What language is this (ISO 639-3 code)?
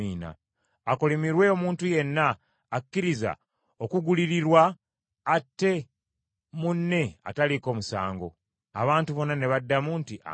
lug